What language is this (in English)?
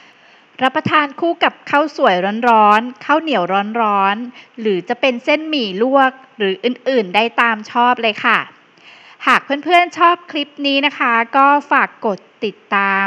Thai